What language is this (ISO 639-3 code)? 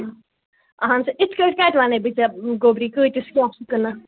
kas